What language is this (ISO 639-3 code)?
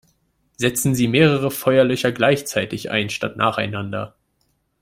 deu